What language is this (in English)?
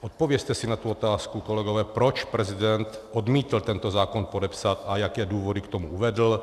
Czech